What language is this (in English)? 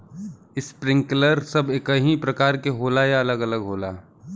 Bhojpuri